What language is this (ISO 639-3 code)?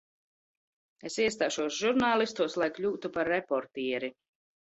lav